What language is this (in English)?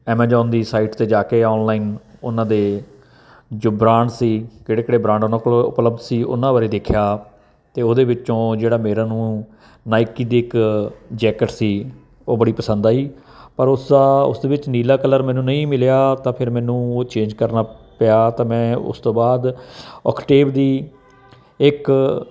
Punjabi